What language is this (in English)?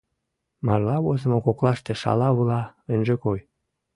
Mari